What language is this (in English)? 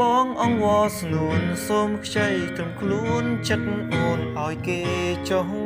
Thai